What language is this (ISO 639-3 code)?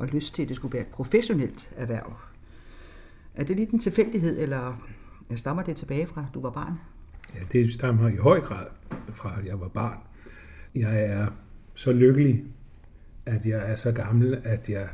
dan